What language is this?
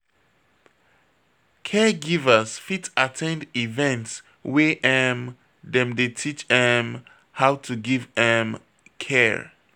Nigerian Pidgin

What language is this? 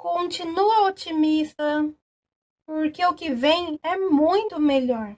Portuguese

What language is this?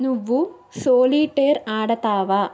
Telugu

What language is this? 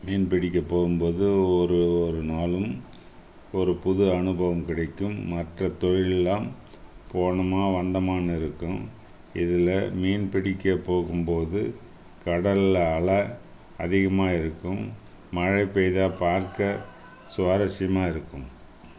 Tamil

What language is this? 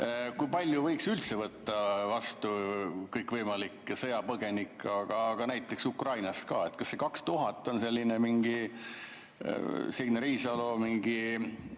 Estonian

